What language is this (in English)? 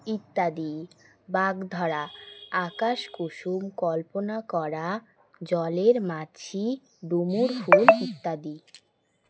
Bangla